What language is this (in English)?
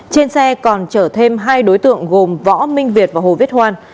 Vietnamese